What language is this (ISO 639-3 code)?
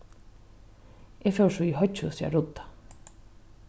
fao